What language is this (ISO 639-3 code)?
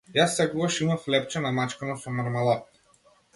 mkd